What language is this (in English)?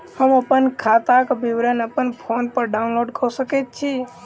Maithili